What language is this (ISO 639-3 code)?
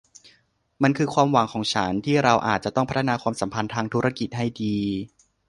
tha